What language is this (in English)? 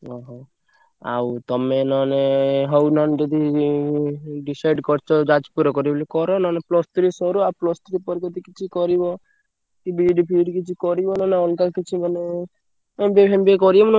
Odia